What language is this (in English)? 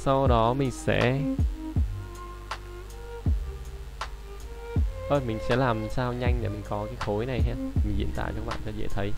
Vietnamese